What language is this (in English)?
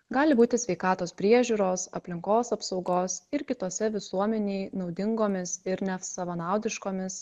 Lithuanian